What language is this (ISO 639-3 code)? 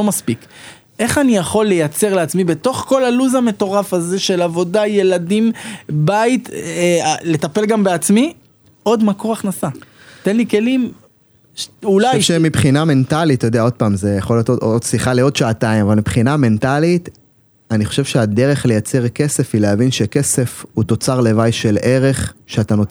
heb